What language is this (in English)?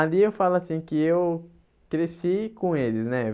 Portuguese